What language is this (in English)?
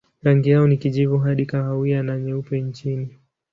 Swahili